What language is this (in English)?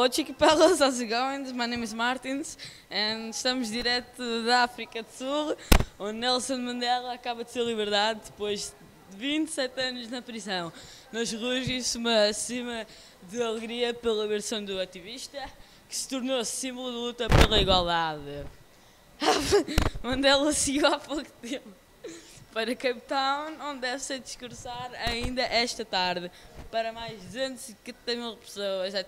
Portuguese